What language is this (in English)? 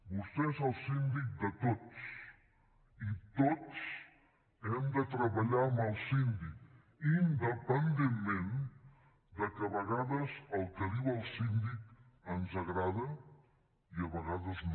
Catalan